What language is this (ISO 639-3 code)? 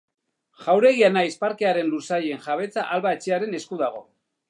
eus